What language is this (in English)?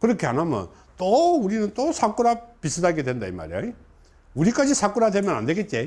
Korean